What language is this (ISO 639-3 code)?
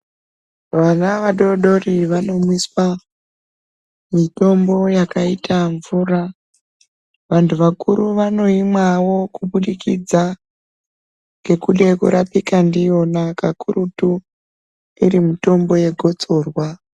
ndc